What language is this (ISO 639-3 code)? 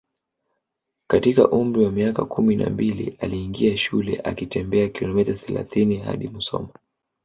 swa